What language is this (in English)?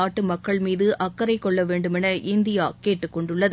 Tamil